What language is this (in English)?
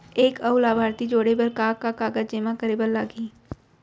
Chhattisgarhi